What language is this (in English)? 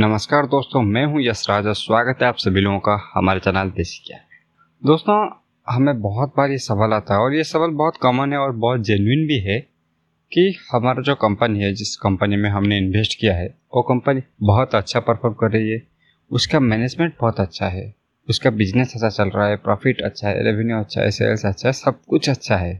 Hindi